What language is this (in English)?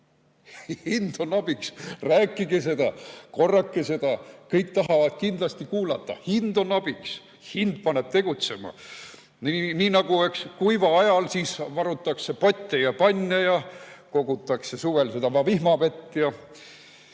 Estonian